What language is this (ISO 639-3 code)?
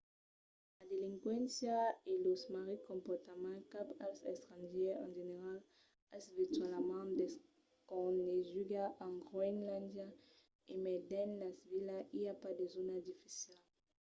oci